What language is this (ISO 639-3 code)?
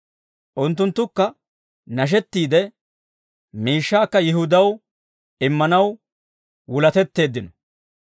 dwr